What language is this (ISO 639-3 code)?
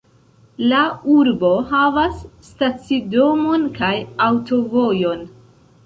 epo